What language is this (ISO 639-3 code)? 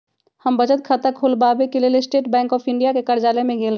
mag